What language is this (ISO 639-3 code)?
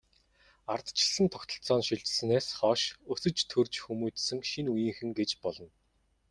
mon